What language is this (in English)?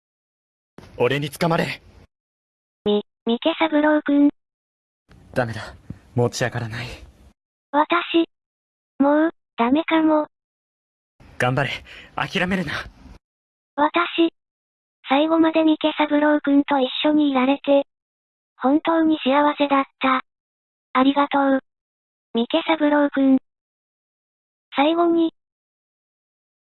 Japanese